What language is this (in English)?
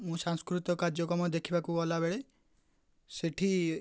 Odia